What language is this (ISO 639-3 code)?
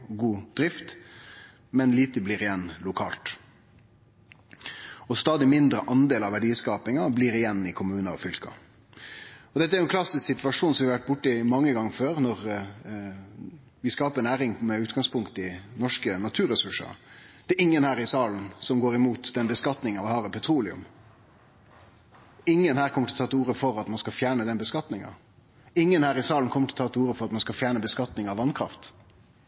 nno